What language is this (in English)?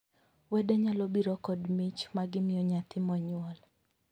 Luo (Kenya and Tanzania)